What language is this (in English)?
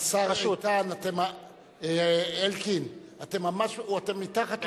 Hebrew